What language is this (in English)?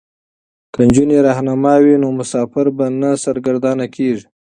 Pashto